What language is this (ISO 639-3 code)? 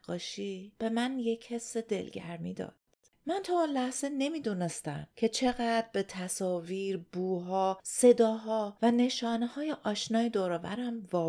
fas